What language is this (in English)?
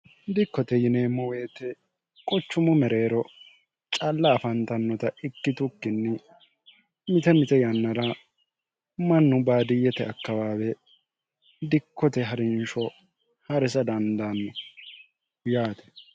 Sidamo